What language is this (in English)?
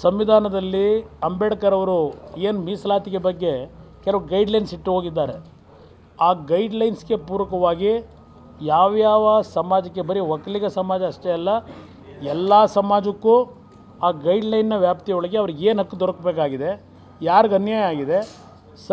Arabic